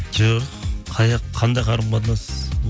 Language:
Kazakh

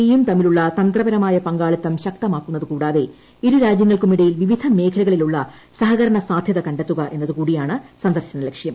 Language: Malayalam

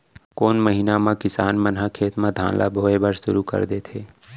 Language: Chhattisgarhi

